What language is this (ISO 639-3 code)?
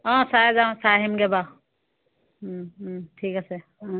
asm